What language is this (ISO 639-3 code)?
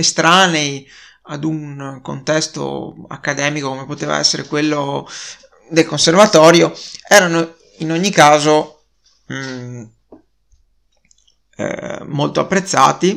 ita